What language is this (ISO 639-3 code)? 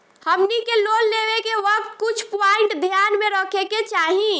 bho